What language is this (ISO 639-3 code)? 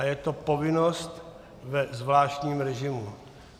ces